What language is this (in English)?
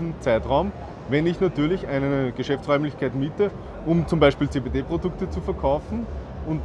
German